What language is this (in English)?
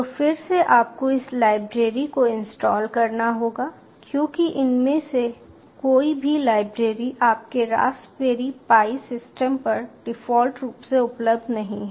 Hindi